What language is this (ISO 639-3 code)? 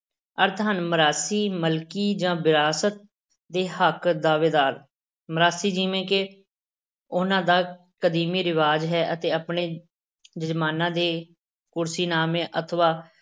pan